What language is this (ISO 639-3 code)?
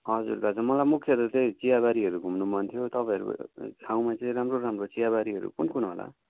nep